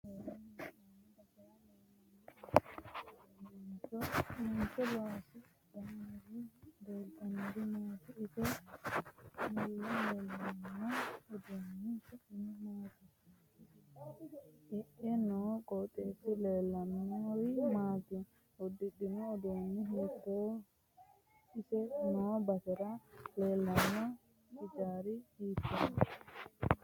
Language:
Sidamo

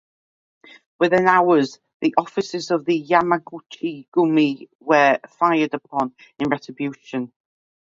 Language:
English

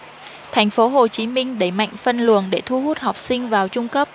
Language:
Vietnamese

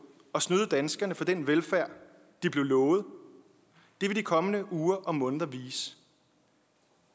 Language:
Danish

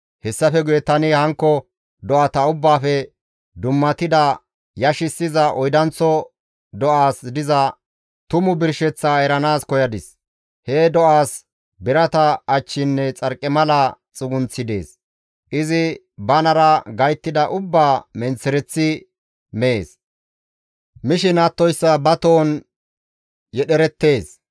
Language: Gamo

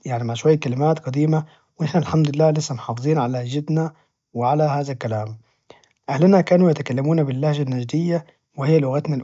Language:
Najdi Arabic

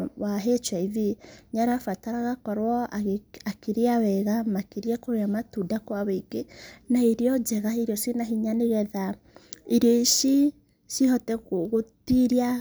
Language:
Kikuyu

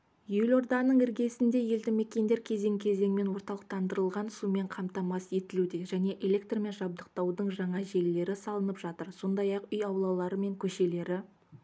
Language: Kazakh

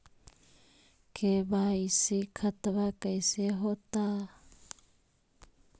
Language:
Magahi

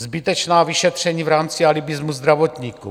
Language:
Czech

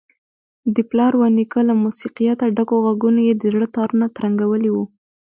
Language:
Pashto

